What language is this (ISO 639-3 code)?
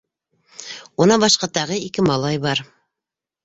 bak